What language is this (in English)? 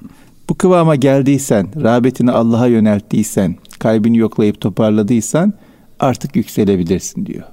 Turkish